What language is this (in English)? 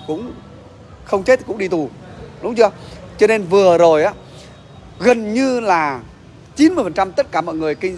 Vietnamese